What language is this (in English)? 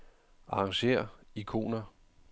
Danish